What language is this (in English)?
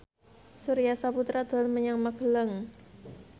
Javanese